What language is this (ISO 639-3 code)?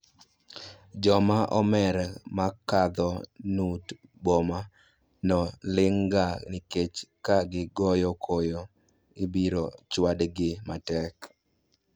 luo